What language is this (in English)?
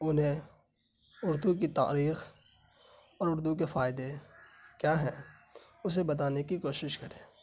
Urdu